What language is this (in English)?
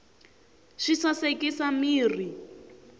Tsonga